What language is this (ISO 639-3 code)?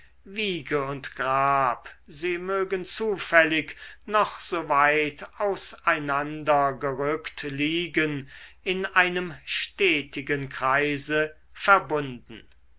deu